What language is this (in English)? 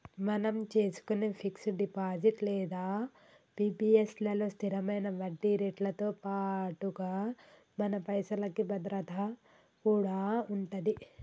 Telugu